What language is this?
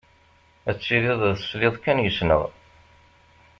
Kabyle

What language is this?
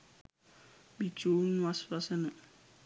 Sinhala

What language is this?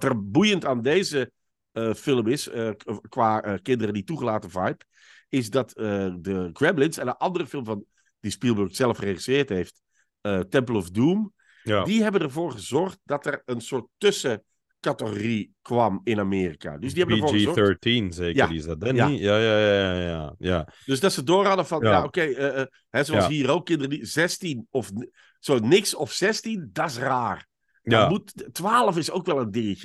Dutch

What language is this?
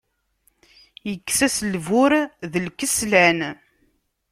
Kabyle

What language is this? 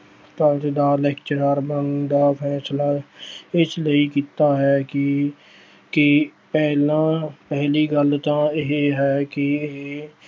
Punjabi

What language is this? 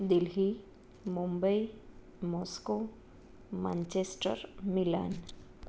Gujarati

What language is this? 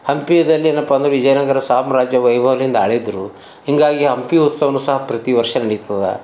Kannada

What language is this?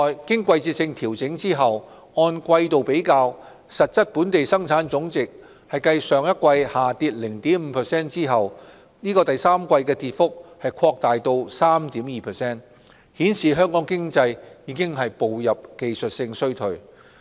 Cantonese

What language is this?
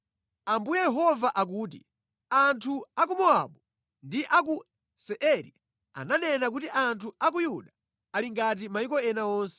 Nyanja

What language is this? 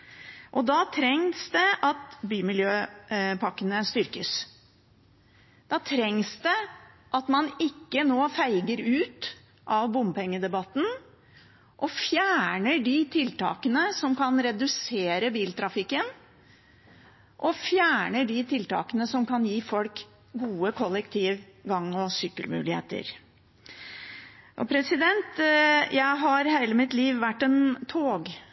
Norwegian Bokmål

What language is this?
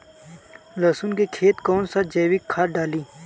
Bhojpuri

